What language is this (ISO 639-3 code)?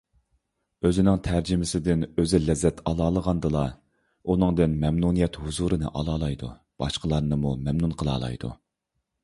uig